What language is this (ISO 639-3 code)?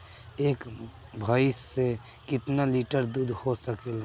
bho